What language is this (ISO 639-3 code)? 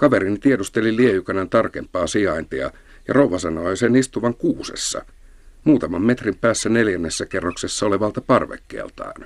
fin